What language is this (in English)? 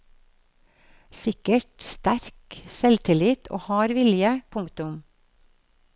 Norwegian